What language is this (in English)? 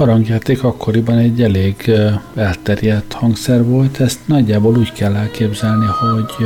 Hungarian